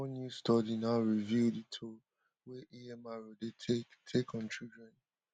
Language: Nigerian Pidgin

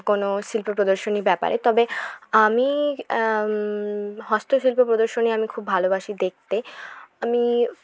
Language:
Bangla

